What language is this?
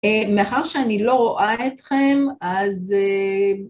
Hebrew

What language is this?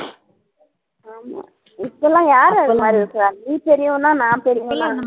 Tamil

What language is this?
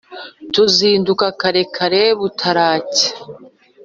Kinyarwanda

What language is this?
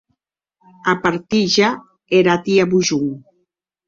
Occitan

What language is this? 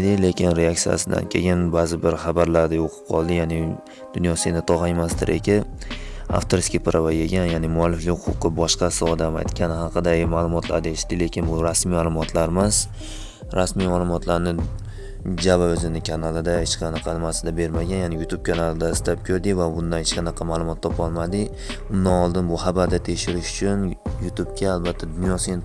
Turkish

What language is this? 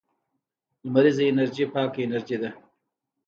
Pashto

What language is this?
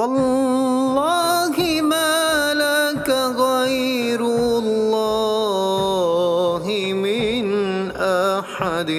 Arabic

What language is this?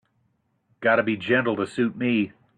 English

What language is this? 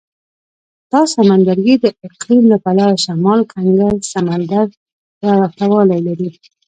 Pashto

